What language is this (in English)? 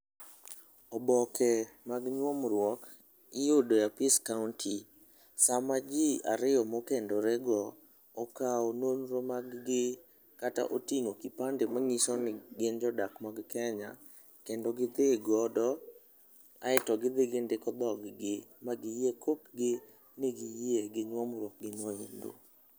Luo (Kenya and Tanzania)